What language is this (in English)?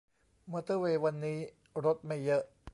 Thai